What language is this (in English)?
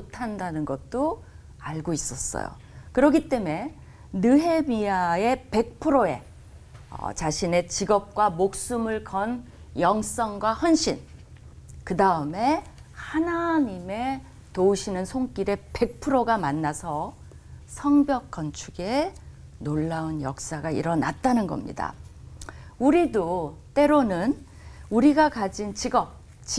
Korean